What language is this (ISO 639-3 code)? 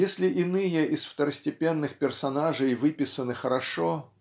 rus